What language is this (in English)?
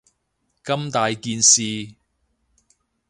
Cantonese